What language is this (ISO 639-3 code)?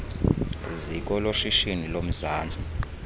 xho